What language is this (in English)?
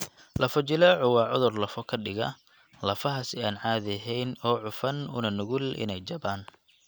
Somali